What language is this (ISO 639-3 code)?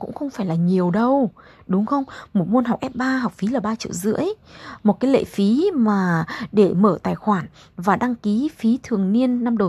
vie